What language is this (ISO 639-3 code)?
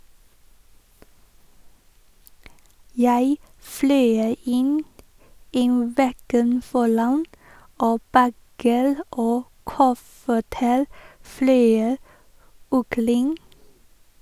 nor